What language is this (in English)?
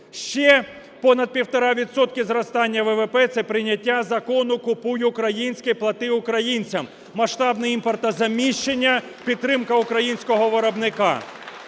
Ukrainian